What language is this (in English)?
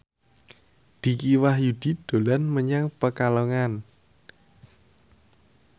Javanese